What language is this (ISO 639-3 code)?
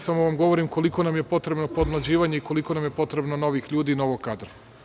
srp